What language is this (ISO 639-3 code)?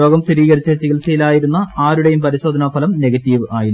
mal